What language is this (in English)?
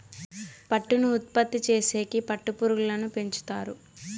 Telugu